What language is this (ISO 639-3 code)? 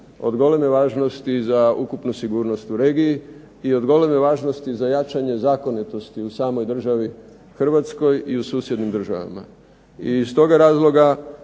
hrv